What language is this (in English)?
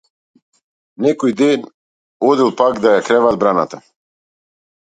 Macedonian